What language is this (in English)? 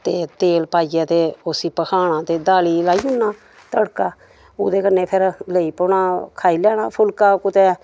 Dogri